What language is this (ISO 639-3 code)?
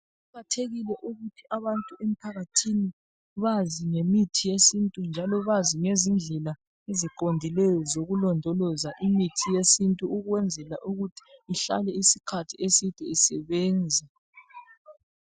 nde